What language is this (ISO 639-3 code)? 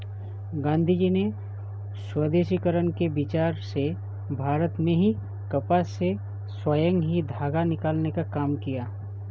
hin